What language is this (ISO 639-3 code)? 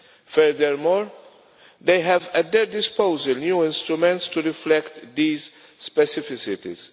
eng